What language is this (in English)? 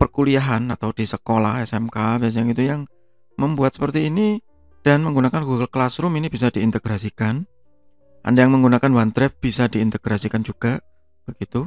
Indonesian